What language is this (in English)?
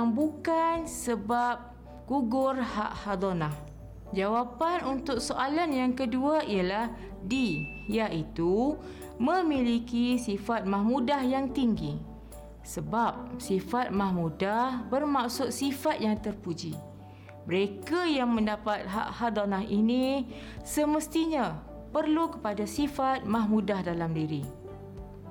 Malay